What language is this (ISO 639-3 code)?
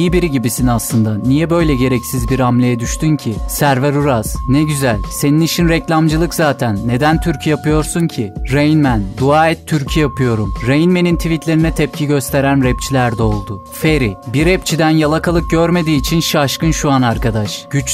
tur